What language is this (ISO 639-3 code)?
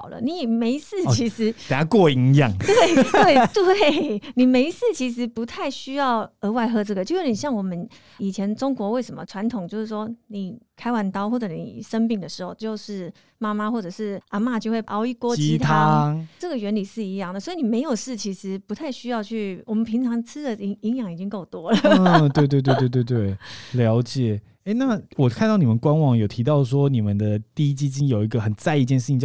zho